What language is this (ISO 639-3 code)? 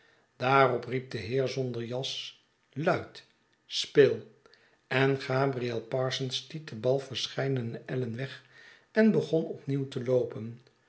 nld